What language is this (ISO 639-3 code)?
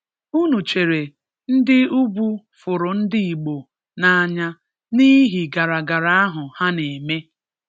ibo